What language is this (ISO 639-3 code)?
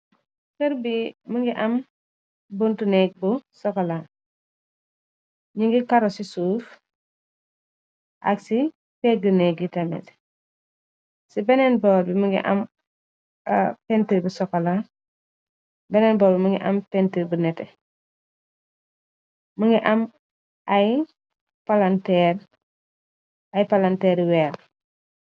wol